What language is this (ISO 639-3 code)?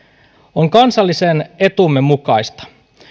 fin